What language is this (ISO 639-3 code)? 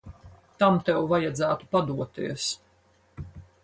lav